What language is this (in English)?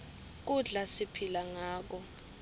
Swati